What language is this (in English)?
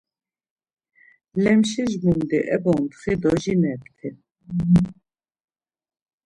Laz